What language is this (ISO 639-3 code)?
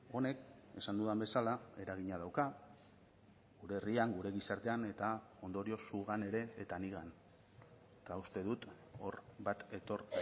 eus